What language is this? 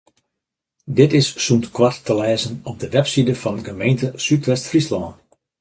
Western Frisian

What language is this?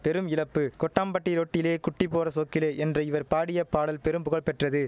Tamil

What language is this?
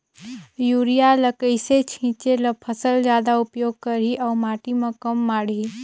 Chhattisgarhi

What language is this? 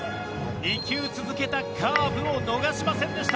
Japanese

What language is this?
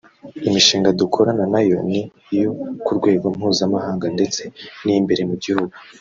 Kinyarwanda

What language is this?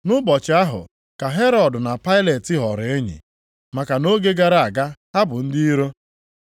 Igbo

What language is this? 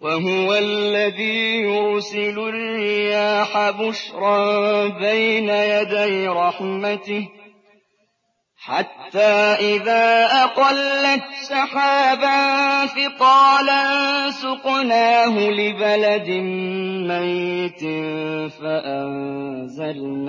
Arabic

